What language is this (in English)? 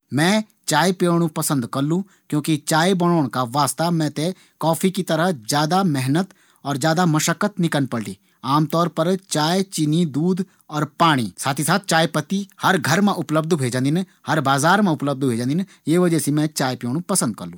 Garhwali